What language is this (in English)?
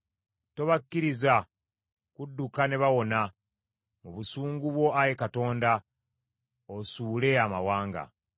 Ganda